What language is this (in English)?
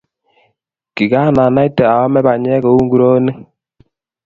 Kalenjin